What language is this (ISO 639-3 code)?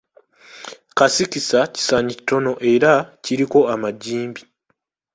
lug